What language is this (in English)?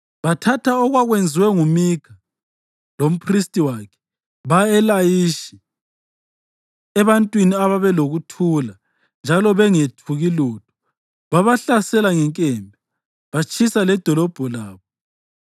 North Ndebele